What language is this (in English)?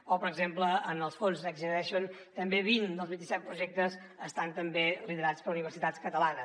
Catalan